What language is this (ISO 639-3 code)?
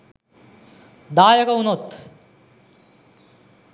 sin